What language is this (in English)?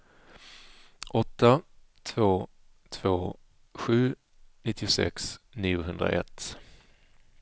Swedish